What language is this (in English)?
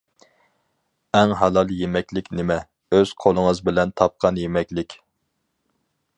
Uyghur